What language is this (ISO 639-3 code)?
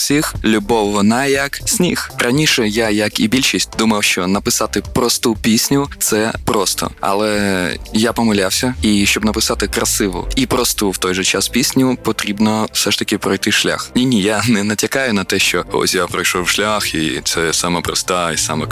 ukr